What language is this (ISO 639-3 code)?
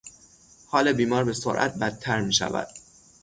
fas